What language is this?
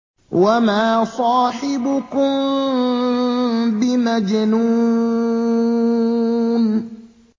Arabic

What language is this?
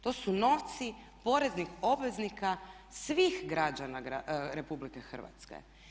Croatian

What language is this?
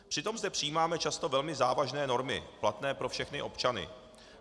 Czech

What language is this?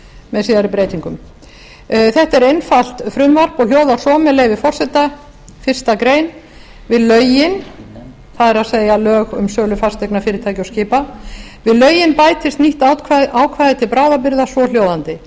Icelandic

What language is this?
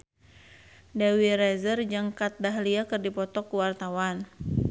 Sundanese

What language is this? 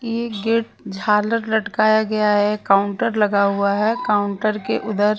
Hindi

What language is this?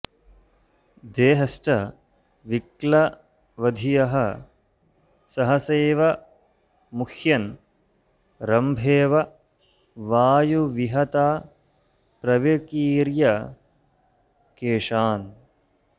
Sanskrit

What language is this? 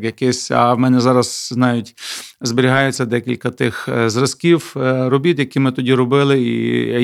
Ukrainian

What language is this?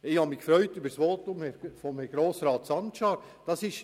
Swiss German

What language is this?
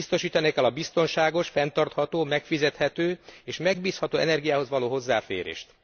Hungarian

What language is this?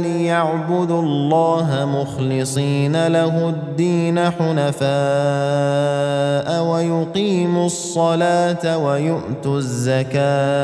Arabic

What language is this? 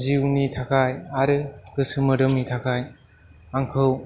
Bodo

